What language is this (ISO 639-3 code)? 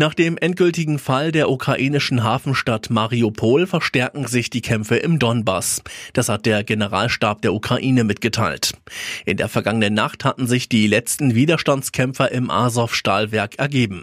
deu